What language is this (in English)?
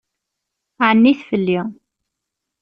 Kabyle